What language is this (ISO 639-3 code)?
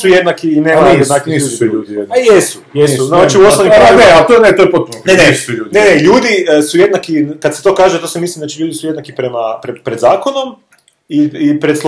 hrv